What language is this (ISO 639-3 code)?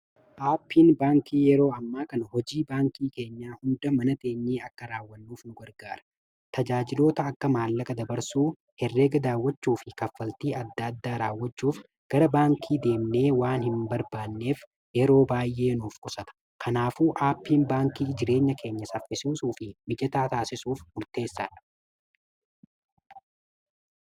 orm